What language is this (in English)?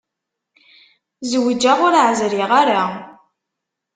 Kabyle